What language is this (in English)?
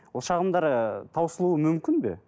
Kazakh